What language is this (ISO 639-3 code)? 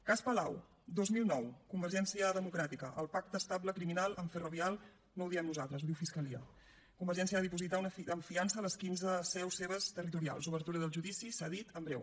cat